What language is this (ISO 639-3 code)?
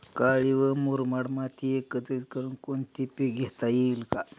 mar